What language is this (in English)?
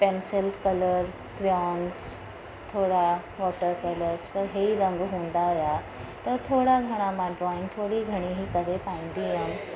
Sindhi